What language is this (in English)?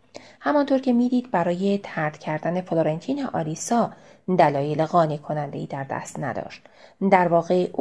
Persian